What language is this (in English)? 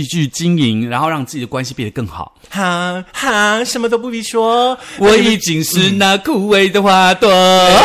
Chinese